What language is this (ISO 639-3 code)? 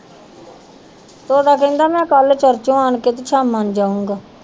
pan